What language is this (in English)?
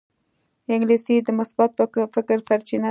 Pashto